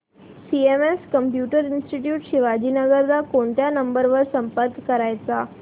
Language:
Marathi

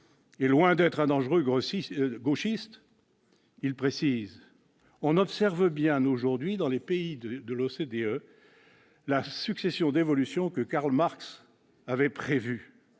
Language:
French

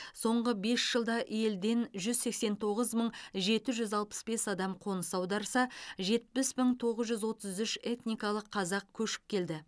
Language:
Kazakh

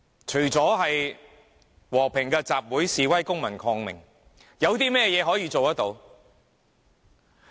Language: Cantonese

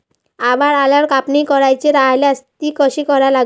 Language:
Marathi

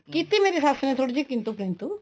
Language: Punjabi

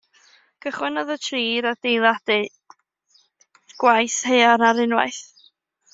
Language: Welsh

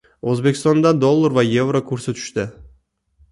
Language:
Uzbek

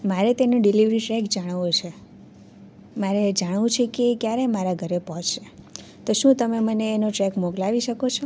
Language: Gujarati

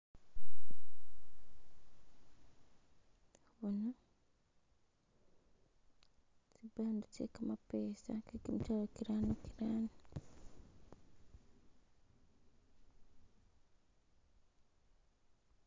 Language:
Masaaba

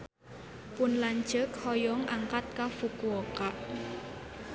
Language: Sundanese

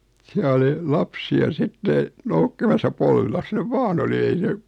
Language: Finnish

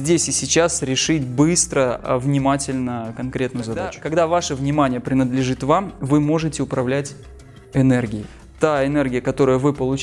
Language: Russian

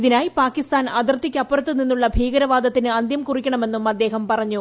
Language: Malayalam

